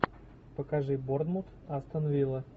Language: Russian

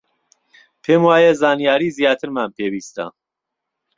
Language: Central Kurdish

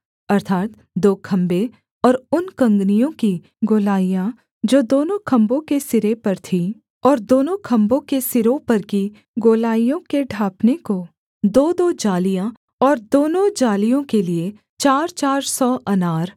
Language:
Hindi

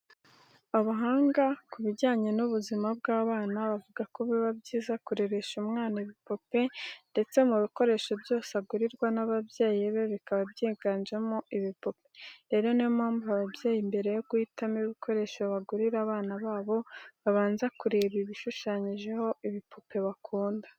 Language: Kinyarwanda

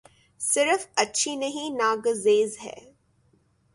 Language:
Urdu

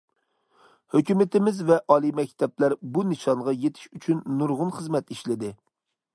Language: Uyghur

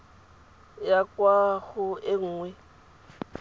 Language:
Tswana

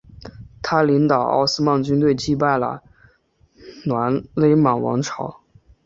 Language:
Chinese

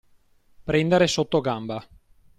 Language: Italian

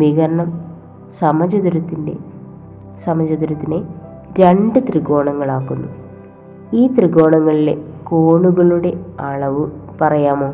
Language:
Malayalam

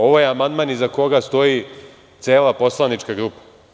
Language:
Serbian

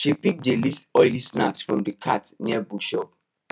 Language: Nigerian Pidgin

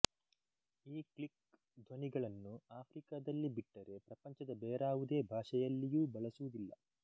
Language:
Kannada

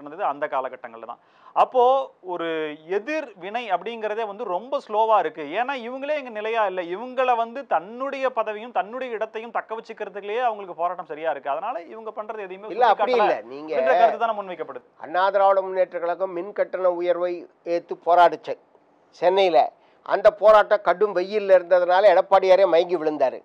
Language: Romanian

